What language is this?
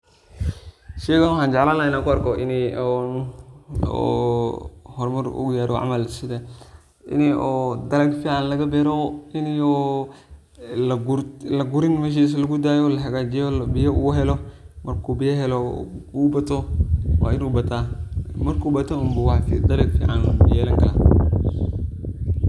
Somali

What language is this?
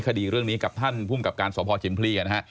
Thai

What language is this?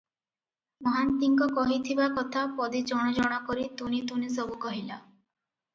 Odia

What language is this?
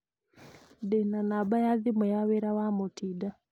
Kikuyu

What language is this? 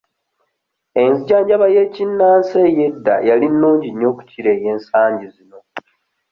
Ganda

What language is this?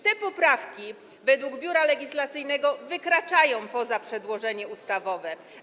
Polish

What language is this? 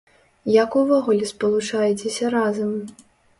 Belarusian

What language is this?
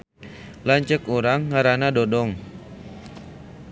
Sundanese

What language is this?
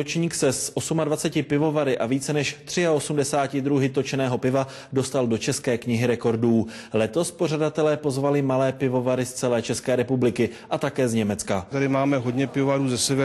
Czech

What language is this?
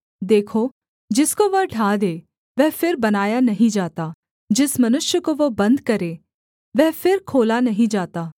Hindi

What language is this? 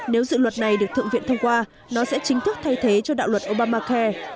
Vietnamese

